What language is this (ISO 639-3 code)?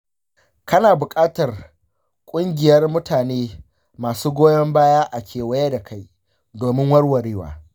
hau